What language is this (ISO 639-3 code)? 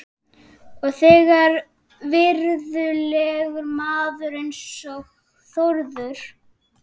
isl